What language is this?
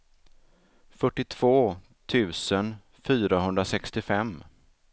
Swedish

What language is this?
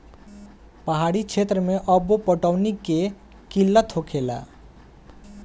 Bhojpuri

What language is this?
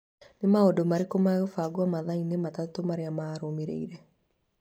Kikuyu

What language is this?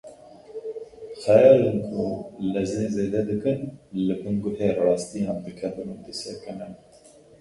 Kurdish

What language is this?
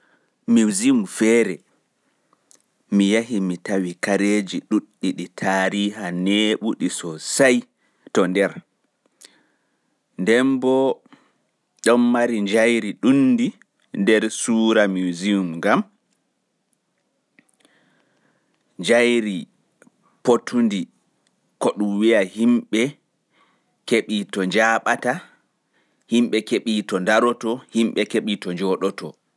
Pular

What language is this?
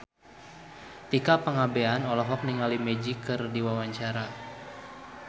Sundanese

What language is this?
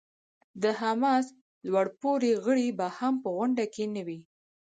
Pashto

